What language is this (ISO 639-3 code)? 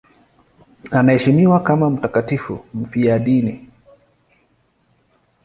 swa